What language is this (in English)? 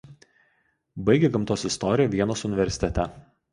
Lithuanian